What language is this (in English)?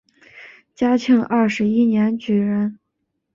Chinese